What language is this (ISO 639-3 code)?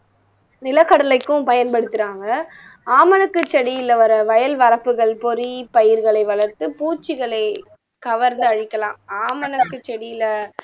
tam